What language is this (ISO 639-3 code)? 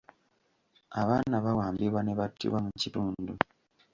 lug